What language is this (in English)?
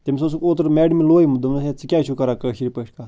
Kashmiri